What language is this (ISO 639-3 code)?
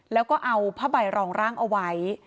tha